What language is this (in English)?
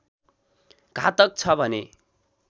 Nepali